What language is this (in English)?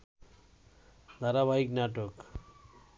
Bangla